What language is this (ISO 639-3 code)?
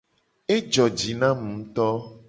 gej